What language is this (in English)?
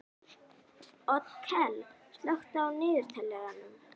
Icelandic